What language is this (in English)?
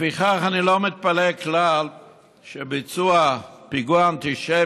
Hebrew